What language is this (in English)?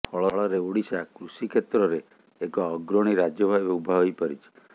Odia